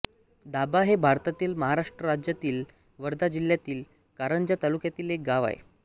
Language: Marathi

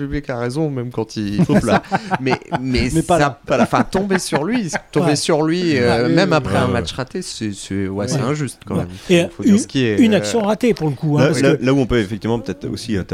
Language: French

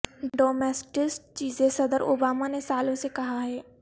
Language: Urdu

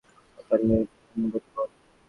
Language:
Bangla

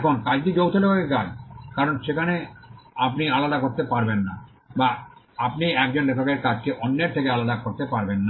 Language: Bangla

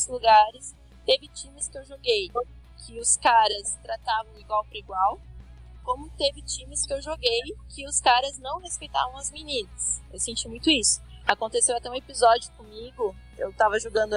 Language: Portuguese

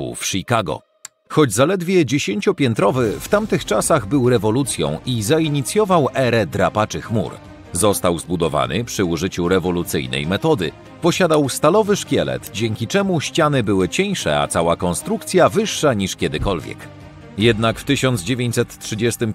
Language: Polish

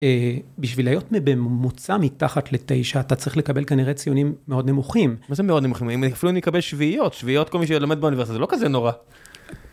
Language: Hebrew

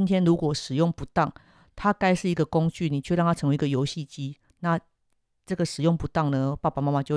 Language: Chinese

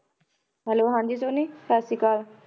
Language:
Punjabi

